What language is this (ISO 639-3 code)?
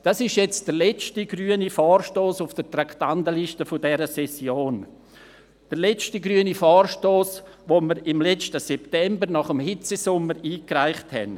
gsw